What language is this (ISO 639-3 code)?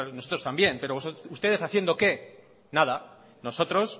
spa